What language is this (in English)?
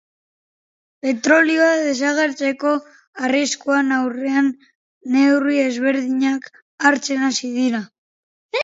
Basque